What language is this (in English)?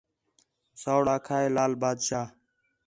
Khetrani